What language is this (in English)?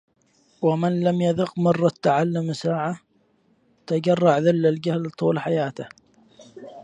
Arabic